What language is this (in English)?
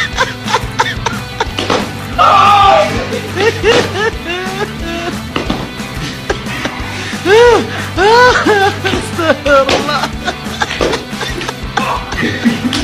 Korean